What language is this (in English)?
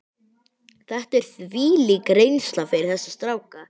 Icelandic